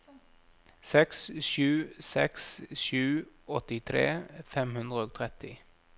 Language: Norwegian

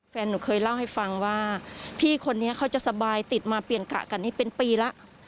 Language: Thai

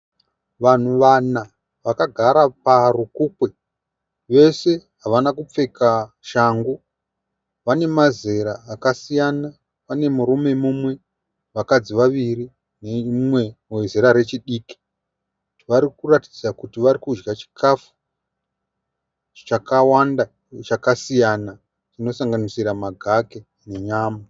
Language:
Shona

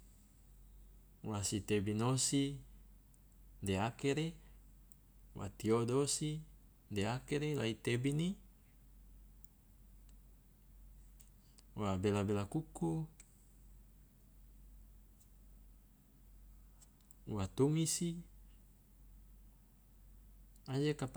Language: Loloda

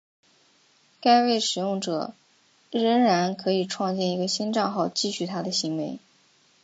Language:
Chinese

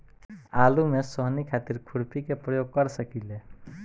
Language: Bhojpuri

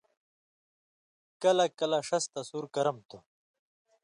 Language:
Indus Kohistani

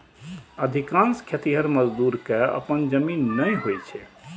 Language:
Maithili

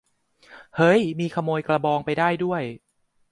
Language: Thai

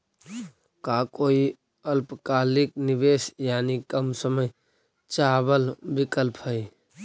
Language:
Magahi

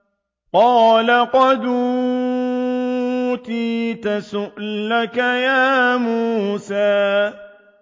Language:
Arabic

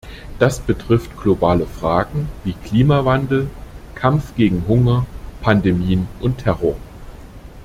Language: German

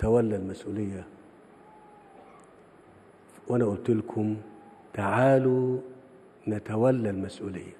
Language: Arabic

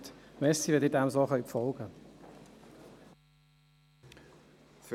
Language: Swiss German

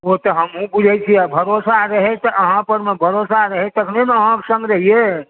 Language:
Maithili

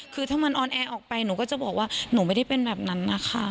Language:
Thai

